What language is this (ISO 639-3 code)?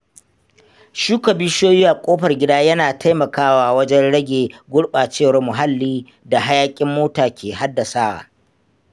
hau